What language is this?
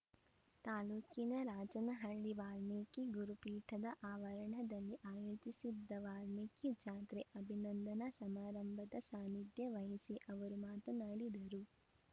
Kannada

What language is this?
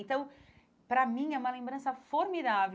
Portuguese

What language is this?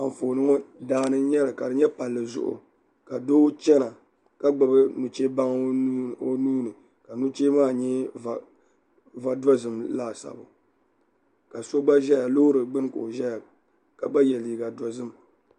Dagbani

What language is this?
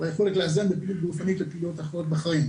Hebrew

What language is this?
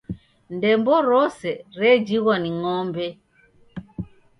Taita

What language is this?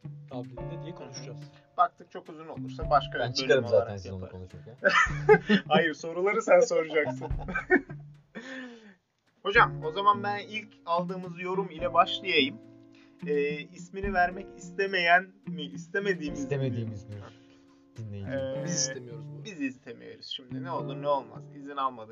Turkish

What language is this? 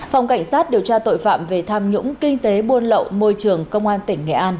Vietnamese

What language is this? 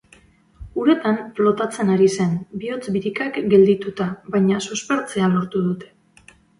Basque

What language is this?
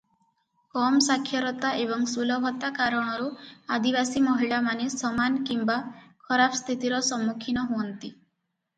Odia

